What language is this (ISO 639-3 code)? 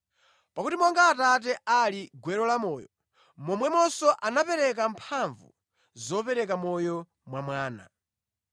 nya